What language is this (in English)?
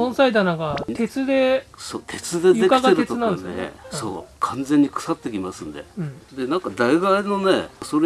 Japanese